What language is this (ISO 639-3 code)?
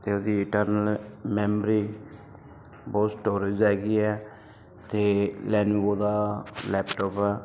pan